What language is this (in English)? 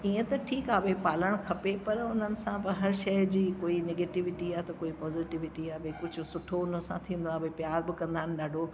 Sindhi